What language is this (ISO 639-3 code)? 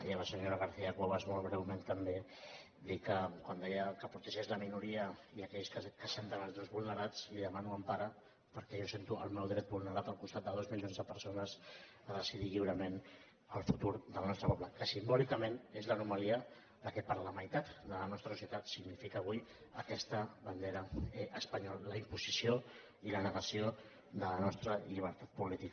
cat